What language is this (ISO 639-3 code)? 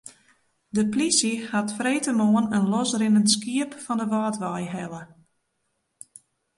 fry